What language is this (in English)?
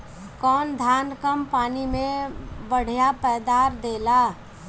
Bhojpuri